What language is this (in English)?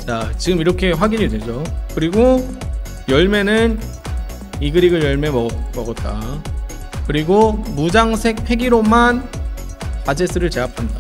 Korean